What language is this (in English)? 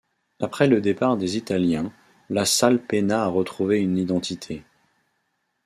French